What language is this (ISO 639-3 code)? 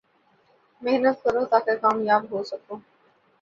urd